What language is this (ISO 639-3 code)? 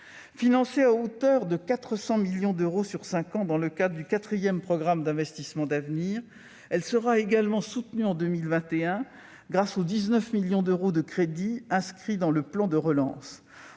fra